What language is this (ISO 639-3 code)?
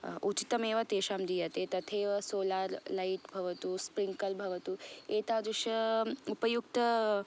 san